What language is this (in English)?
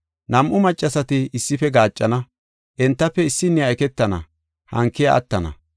Gofa